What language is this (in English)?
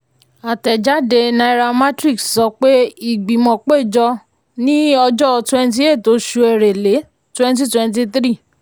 Yoruba